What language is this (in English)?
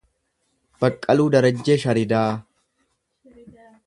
Oromo